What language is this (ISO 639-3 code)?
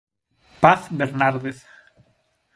glg